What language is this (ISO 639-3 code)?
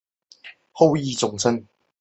zho